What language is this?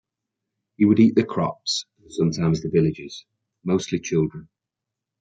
English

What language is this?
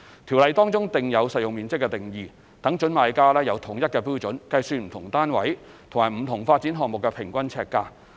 Cantonese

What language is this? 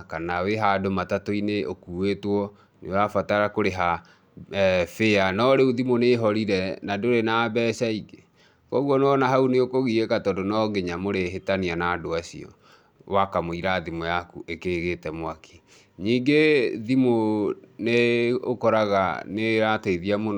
Kikuyu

